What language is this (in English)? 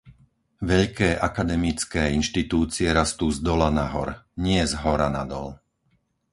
Slovak